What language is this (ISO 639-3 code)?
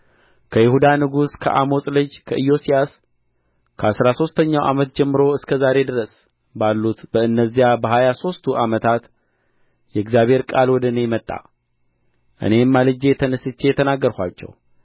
amh